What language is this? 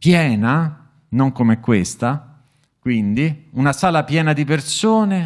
Italian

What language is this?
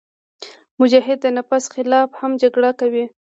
Pashto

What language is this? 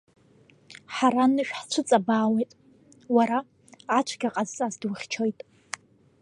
Abkhazian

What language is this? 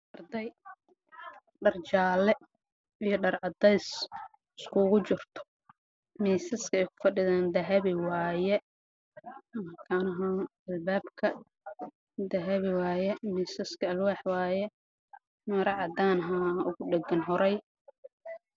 Somali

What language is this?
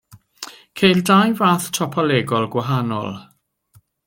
Welsh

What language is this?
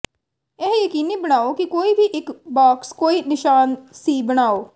Punjabi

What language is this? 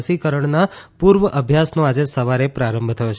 Gujarati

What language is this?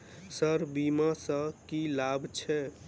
Maithili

